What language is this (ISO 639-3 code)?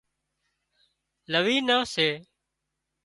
kxp